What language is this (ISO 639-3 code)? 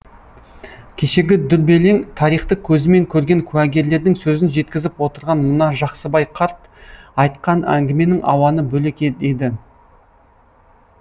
kaz